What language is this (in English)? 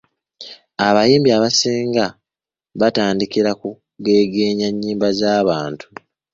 Ganda